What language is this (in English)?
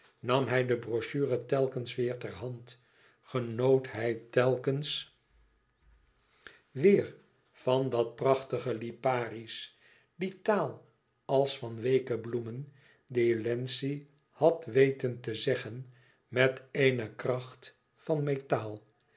Dutch